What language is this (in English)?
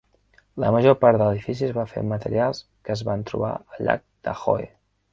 Catalan